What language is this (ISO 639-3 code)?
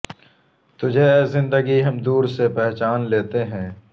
urd